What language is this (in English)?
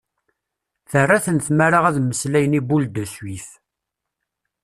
Kabyle